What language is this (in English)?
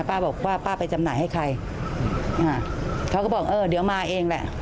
Thai